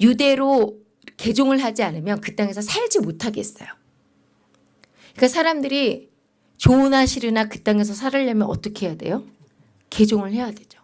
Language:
Korean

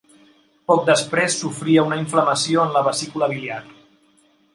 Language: Catalan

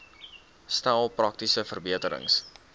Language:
Afrikaans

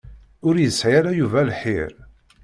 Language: Kabyle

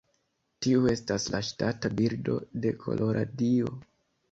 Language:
Esperanto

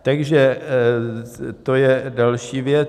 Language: Czech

